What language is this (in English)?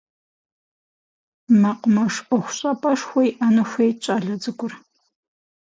Kabardian